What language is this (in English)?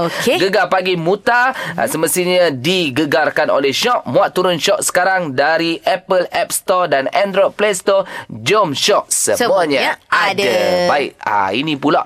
Malay